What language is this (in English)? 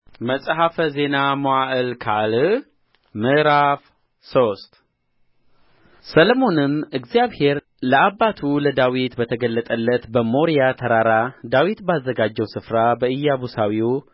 Amharic